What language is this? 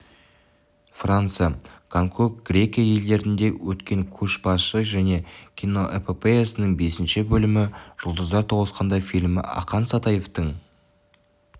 Kazakh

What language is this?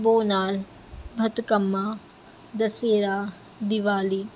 Urdu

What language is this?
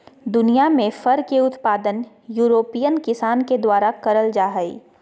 Magahi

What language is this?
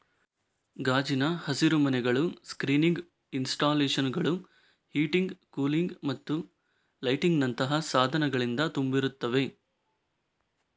Kannada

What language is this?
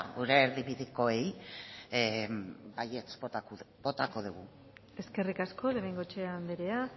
Basque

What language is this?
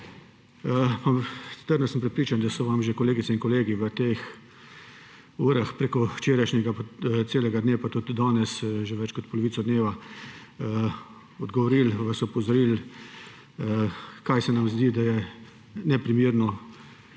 Slovenian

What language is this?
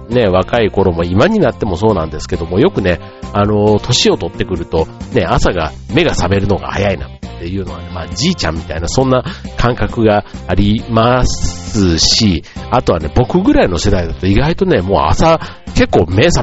Japanese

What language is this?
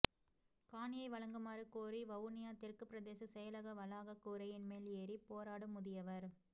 Tamil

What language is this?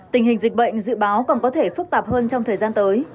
Vietnamese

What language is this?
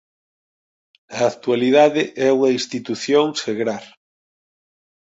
Galician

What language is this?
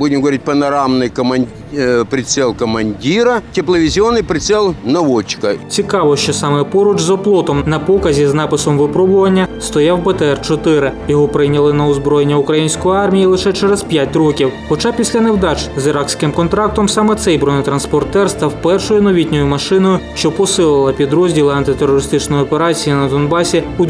Ukrainian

